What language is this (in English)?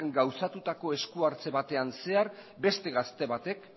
Basque